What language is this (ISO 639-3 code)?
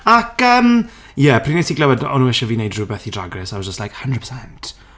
cym